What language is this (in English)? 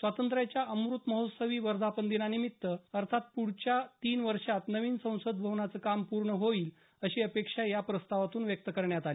Marathi